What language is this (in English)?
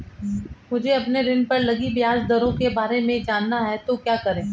Hindi